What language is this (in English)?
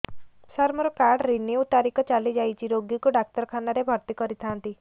Odia